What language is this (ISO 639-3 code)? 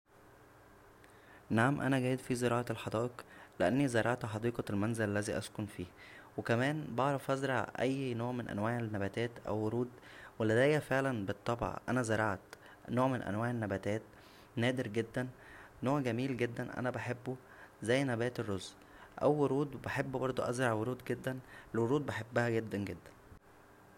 arz